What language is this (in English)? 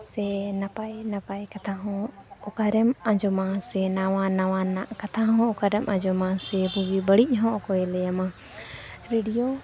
Santali